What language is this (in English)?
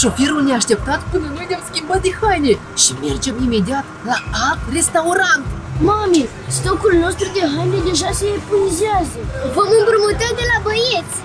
Romanian